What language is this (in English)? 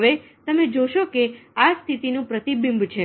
Gujarati